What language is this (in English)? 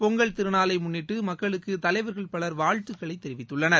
Tamil